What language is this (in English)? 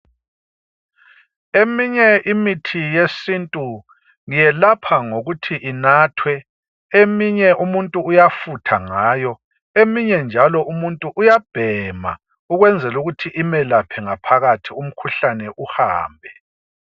North Ndebele